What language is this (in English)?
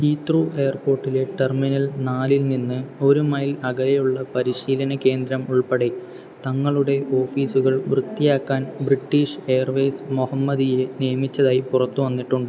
Malayalam